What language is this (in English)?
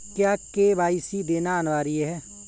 Hindi